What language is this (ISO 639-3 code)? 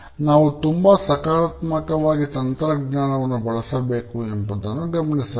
kan